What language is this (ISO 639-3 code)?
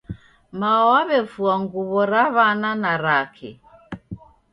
dav